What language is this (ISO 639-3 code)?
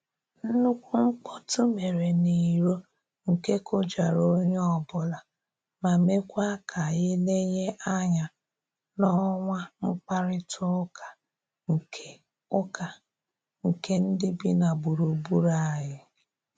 ibo